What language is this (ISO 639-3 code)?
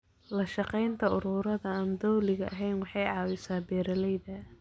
som